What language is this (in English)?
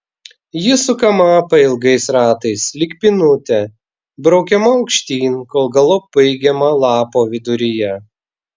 Lithuanian